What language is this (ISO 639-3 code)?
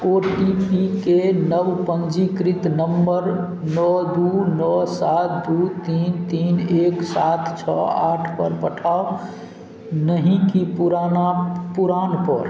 mai